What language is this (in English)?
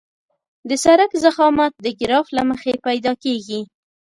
Pashto